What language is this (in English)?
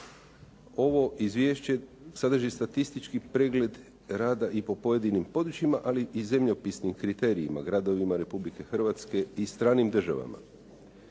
Croatian